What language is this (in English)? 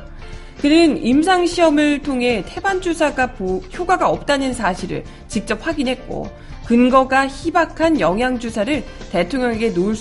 Korean